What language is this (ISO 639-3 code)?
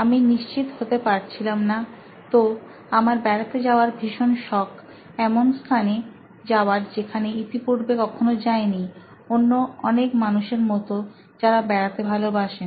ben